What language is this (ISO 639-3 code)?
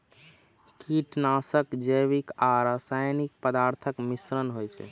mai